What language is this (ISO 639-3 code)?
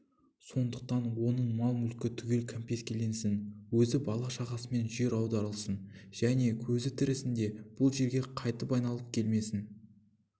kaz